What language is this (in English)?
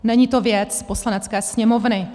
Czech